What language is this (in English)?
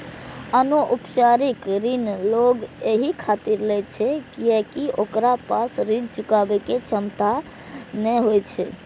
Maithili